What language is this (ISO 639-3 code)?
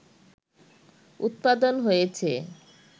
ben